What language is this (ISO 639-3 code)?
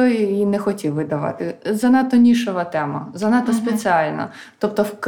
ukr